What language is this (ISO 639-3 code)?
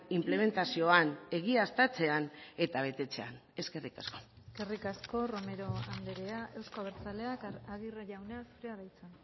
eus